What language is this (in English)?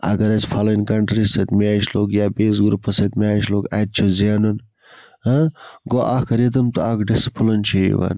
Kashmiri